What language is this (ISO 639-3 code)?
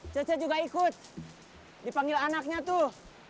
ind